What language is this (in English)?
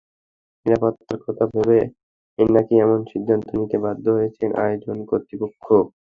Bangla